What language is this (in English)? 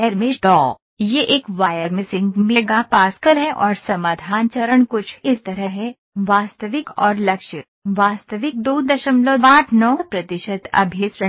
Hindi